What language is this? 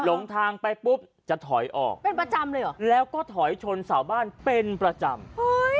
Thai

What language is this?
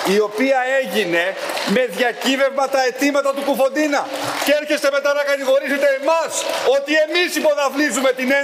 Greek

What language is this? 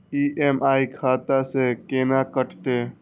Maithili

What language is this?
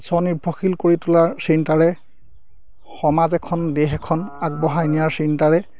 Assamese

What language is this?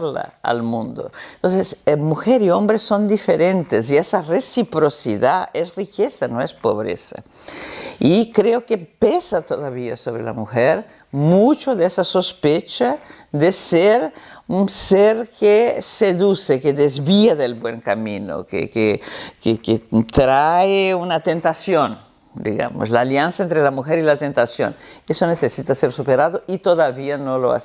Spanish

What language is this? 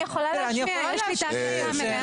Hebrew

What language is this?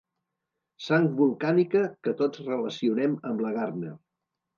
Catalan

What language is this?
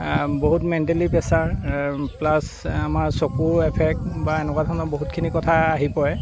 Assamese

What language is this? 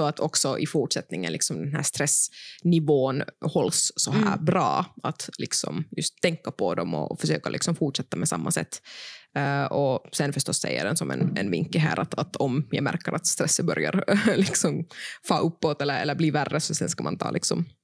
Swedish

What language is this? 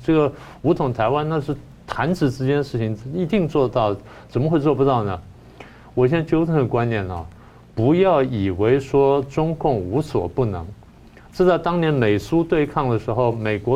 Chinese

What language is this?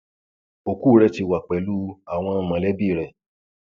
Yoruba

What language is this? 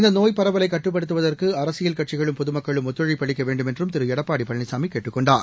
Tamil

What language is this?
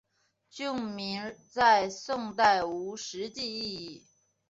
Chinese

